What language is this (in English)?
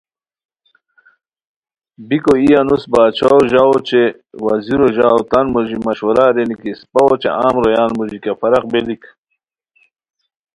Khowar